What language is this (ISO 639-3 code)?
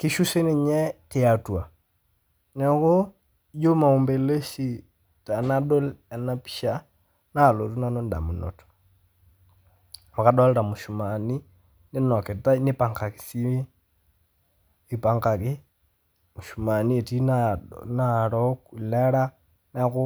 mas